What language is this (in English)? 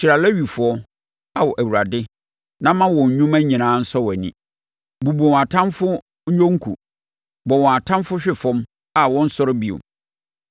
Akan